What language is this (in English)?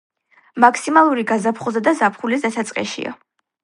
Georgian